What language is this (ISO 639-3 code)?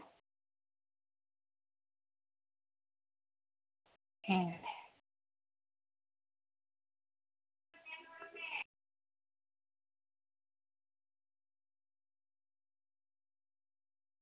sat